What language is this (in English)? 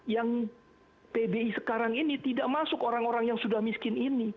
Indonesian